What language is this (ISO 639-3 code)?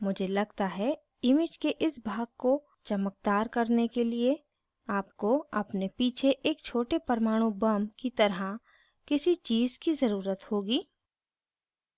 hin